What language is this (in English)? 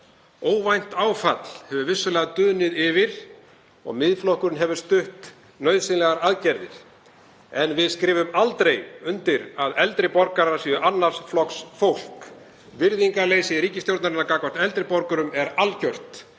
Icelandic